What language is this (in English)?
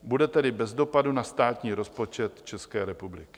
Czech